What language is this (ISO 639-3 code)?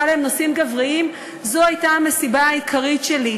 heb